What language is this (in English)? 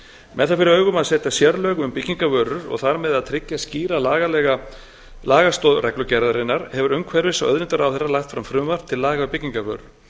Icelandic